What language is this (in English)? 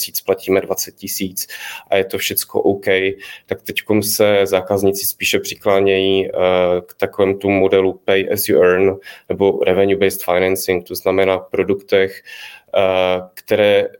Czech